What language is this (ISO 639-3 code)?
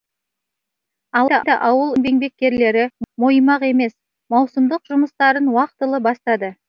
kaz